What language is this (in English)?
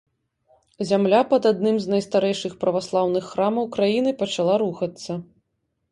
Belarusian